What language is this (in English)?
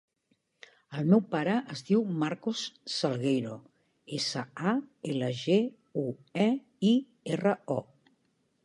Catalan